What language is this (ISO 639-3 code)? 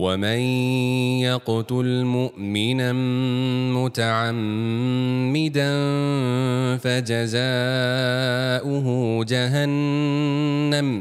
msa